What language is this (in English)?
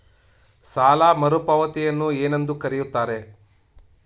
Kannada